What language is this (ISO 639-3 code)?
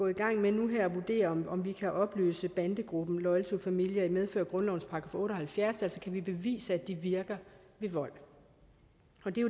dan